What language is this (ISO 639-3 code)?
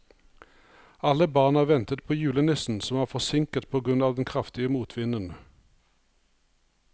nor